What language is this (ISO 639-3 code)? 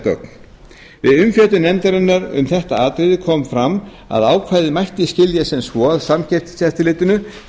isl